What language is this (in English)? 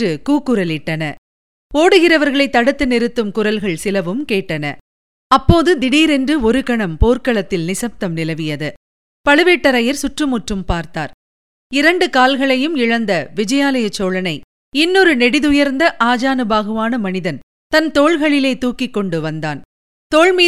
Tamil